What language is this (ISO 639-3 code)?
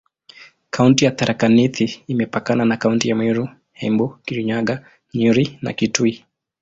swa